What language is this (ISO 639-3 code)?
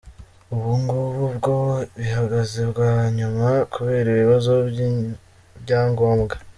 kin